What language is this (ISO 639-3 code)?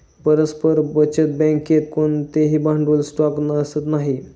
mar